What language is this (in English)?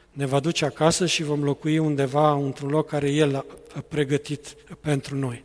Romanian